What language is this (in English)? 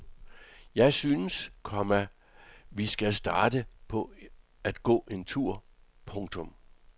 Danish